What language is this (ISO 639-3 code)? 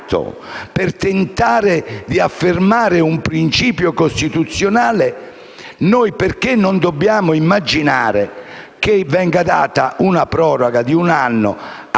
ita